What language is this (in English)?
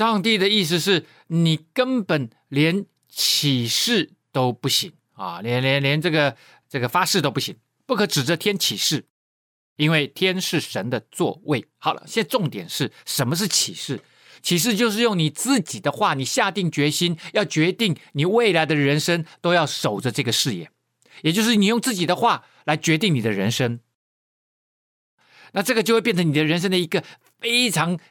Chinese